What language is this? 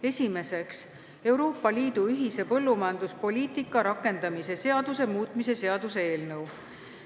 Estonian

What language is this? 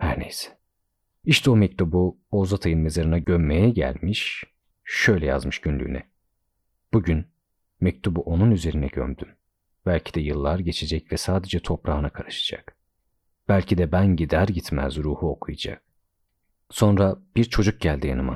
Turkish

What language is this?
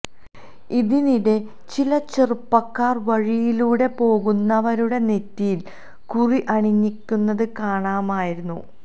Malayalam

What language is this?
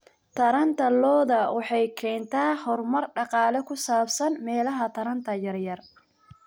Somali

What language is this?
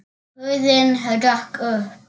Icelandic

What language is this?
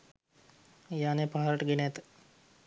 Sinhala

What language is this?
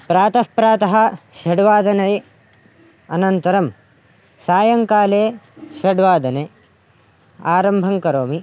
Sanskrit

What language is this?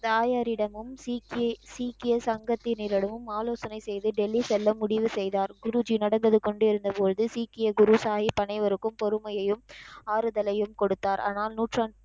Tamil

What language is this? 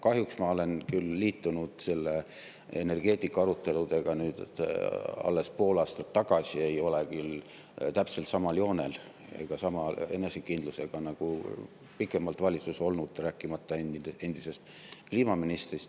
Estonian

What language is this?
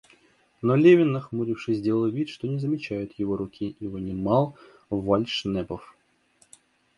Russian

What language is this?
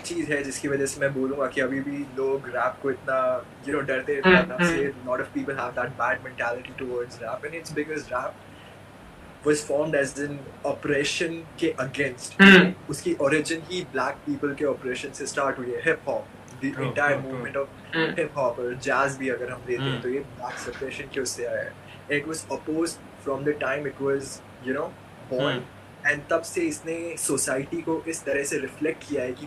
Hindi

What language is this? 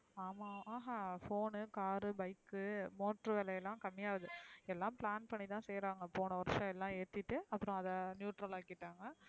Tamil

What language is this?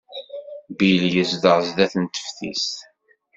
Kabyle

